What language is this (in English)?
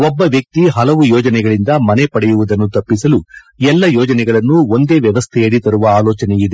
Kannada